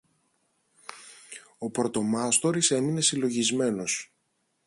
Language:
Greek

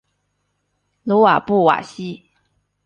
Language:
Chinese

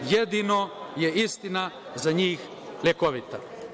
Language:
Serbian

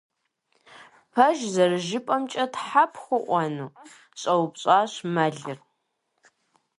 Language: Kabardian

